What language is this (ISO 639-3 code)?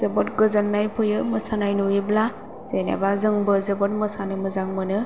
brx